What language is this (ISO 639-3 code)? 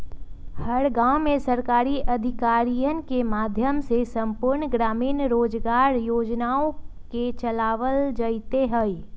mag